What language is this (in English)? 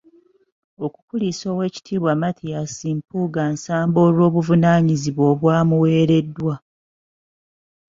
Ganda